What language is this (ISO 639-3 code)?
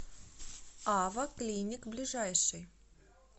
rus